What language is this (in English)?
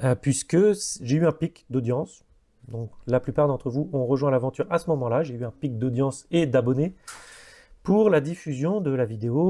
French